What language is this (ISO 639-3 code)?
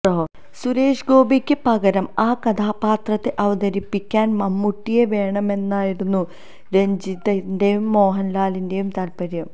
mal